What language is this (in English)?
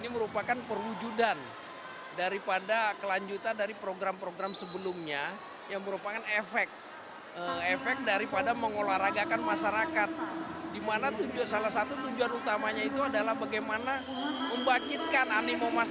Indonesian